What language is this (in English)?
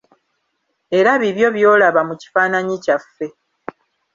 Ganda